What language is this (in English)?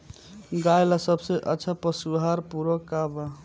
Bhojpuri